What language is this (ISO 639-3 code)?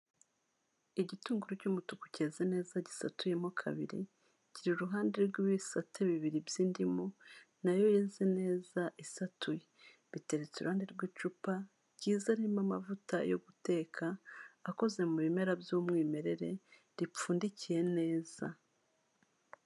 kin